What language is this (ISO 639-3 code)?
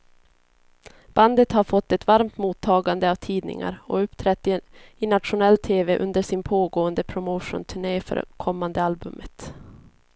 swe